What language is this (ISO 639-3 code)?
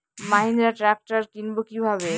ben